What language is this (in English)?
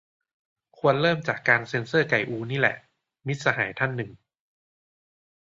Thai